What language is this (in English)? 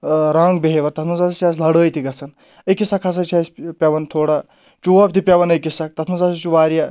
Kashmiri